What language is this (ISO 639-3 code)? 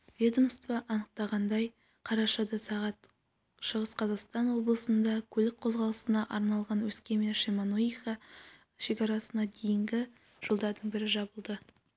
kaz